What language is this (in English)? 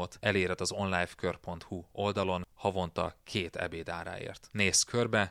Hungarian